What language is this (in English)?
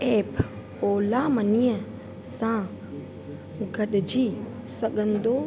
Sindhi